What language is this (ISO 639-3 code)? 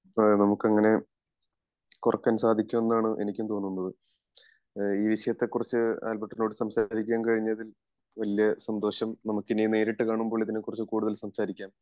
mal